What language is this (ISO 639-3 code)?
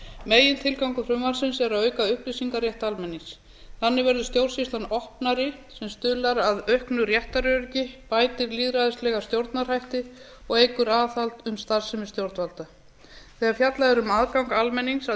isl